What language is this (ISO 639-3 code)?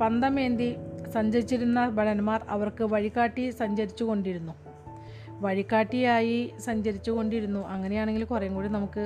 mal